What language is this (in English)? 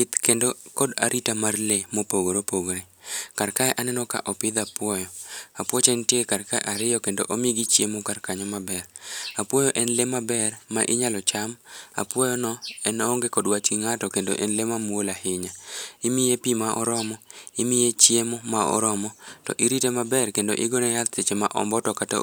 Luo (Kenya and Tanzania)